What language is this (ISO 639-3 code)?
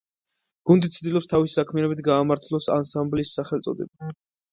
kat